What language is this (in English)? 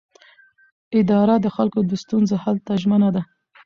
Pashto